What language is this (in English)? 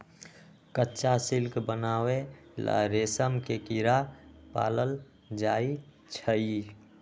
Magahi